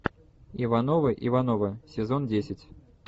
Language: Russian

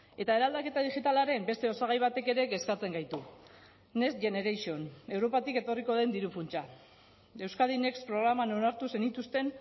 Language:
Basque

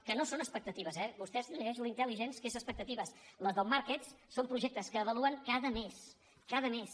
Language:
Catalan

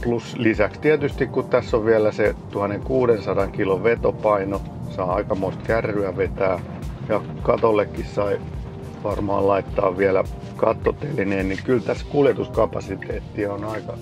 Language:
Finnish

